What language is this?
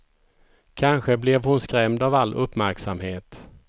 Swedish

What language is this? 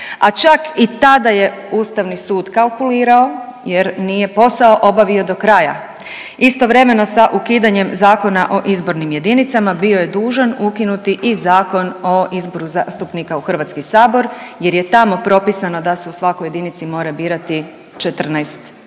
Croatian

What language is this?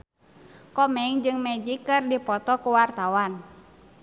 Sundanese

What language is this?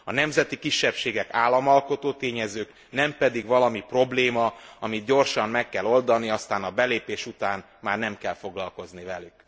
Hungarian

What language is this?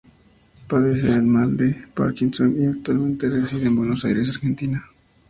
Spanish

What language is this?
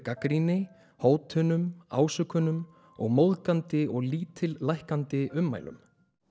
Icelandic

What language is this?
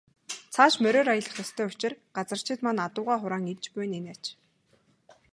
Mongolian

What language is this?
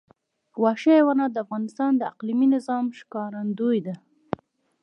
Pashto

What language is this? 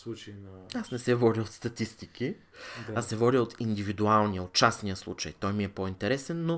Bulgarian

